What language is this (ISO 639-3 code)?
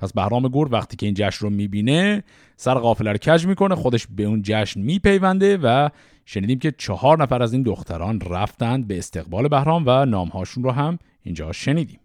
fas